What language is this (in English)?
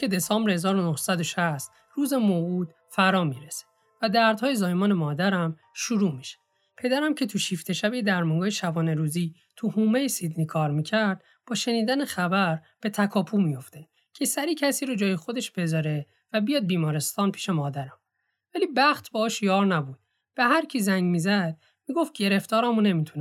Persian